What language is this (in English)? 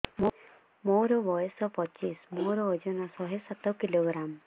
Odia